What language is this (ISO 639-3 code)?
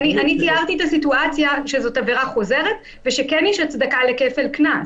heb